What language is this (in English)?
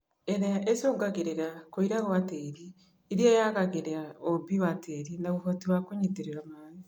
Kikuyu